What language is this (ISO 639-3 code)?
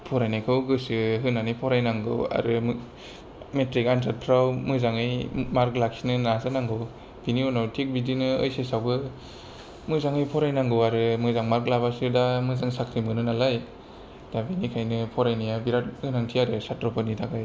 brx